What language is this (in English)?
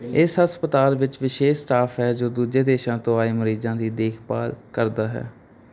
Punjabi